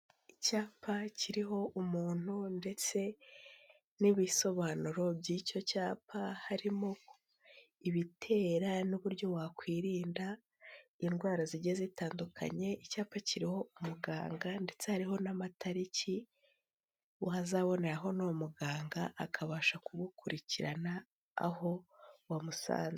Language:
Kinyarwanda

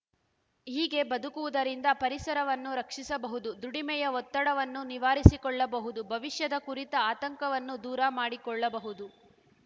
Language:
Kannada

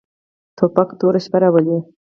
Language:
Pashto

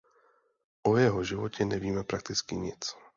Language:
Czech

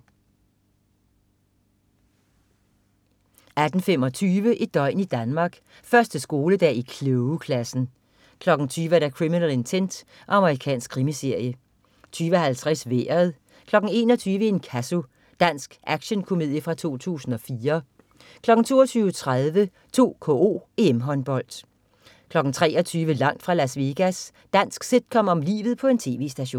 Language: Danish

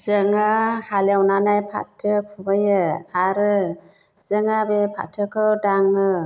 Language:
Bodo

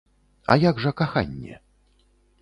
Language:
Belarusian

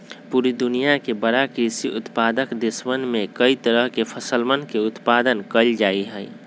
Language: Magahi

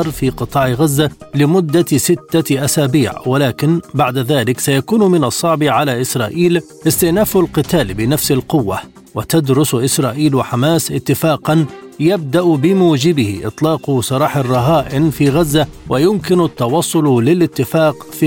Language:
Arabic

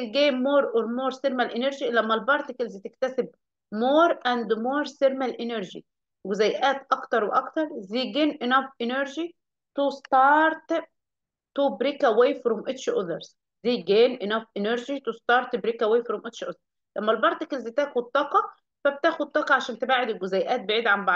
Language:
Arabic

